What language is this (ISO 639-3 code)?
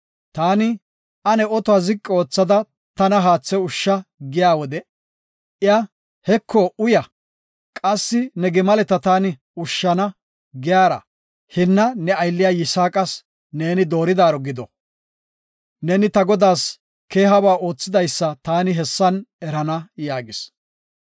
gof